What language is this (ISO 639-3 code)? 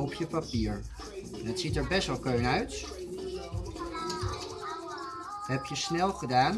nld